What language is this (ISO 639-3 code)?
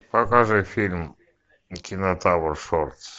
rus